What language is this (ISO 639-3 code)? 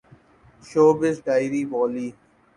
urd